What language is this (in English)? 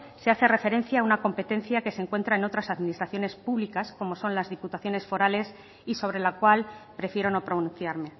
Spanish